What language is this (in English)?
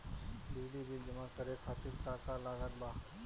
Bhojpuri